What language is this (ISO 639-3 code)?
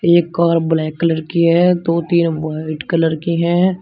hin